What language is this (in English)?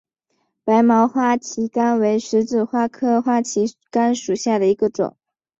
Chinese